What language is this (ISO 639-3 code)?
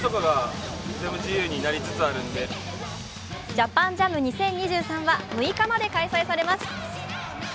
jpn